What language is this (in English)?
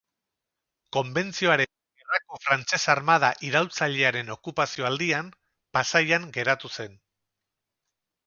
Basque